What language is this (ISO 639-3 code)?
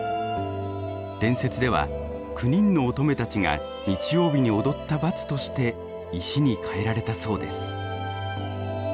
jpn